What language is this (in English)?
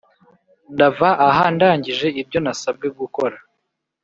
Kinyarwanda